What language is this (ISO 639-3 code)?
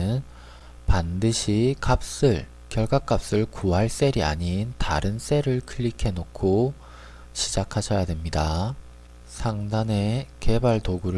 kor